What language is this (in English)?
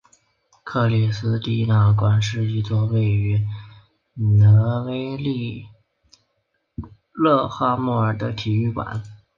Chinese